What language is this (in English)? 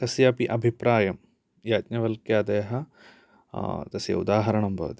Sanskrit